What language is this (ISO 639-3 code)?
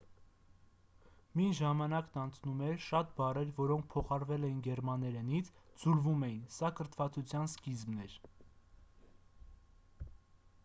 hye